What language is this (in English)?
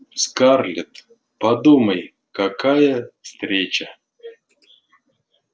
Russian